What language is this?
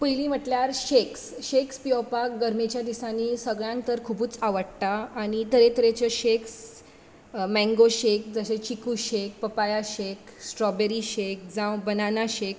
Konkani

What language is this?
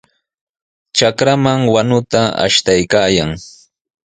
Sihuas Ancash Quechua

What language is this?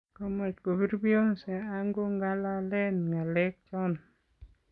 Kalenjin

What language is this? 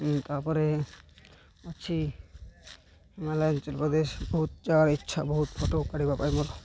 Odia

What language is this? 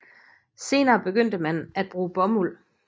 Danish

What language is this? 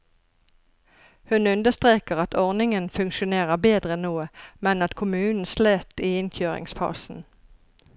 Norwegian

